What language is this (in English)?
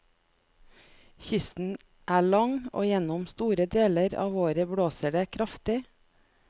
Norwegian